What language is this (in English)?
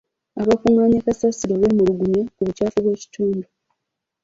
Ganda